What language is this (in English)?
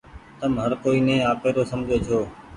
Goaria